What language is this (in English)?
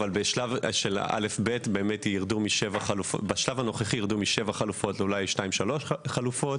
Hebrew